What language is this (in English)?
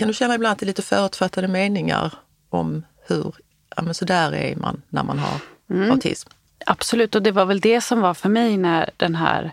Swedish